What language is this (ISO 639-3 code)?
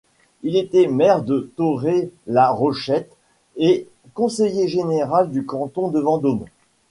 fra